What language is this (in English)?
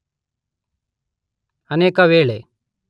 Kannada